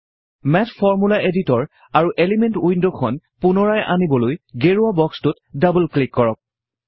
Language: Assamese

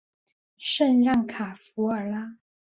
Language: Chinese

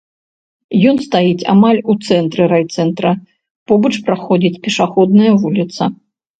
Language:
Belarusian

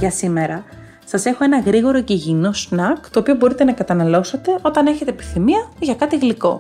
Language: Greek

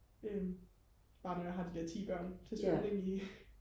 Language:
Danish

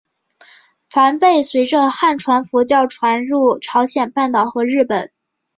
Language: Chinese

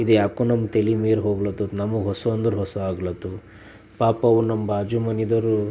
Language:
Kannada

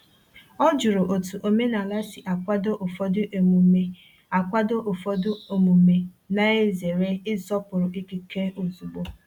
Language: Igbo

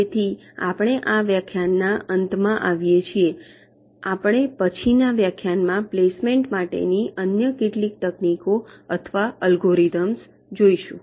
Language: Gujarati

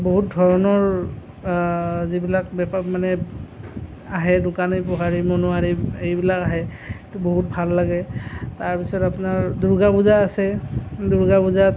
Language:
Assamese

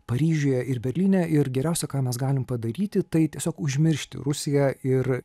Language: Lithuanian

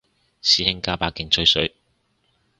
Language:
Cantonese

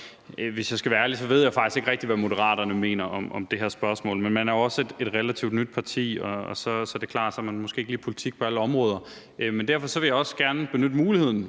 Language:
Danish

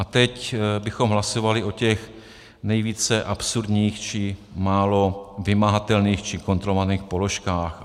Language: Czech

